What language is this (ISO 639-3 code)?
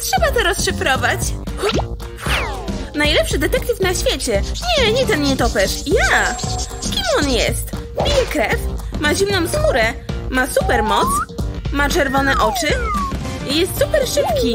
pol